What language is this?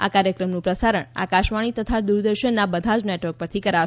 Gujarati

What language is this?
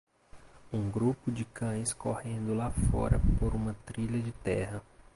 Portuguese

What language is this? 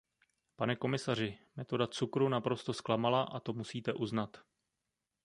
Czech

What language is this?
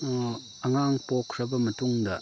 Manipuri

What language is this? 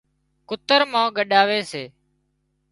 Wadiyara Koli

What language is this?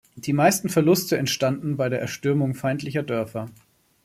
German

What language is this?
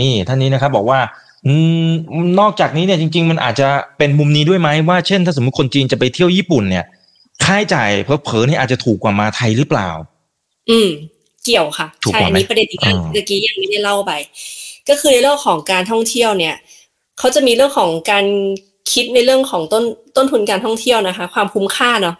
Thai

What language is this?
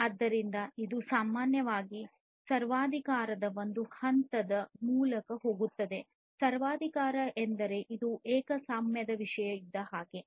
Kannada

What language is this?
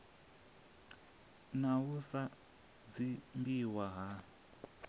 Venda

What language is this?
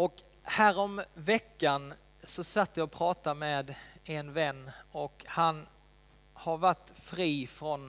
Swedish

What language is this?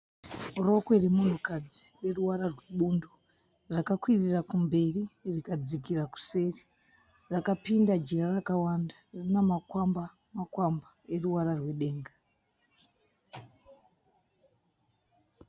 Shona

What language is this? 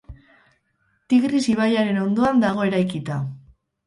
Basque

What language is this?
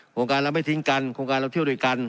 Thai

